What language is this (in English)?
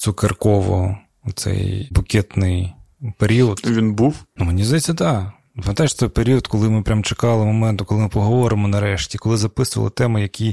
Ukrainian